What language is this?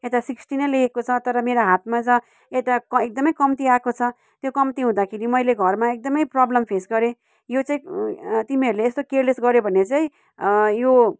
Nepali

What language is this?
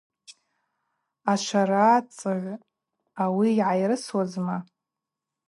Abaza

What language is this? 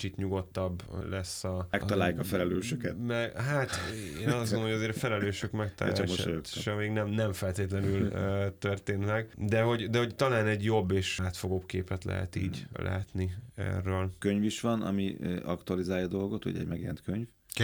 Hungarian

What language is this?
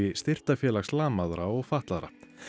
Icelandic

